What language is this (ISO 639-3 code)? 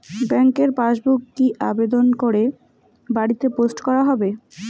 ben